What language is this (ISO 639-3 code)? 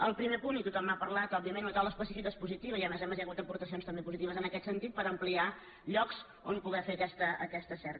cat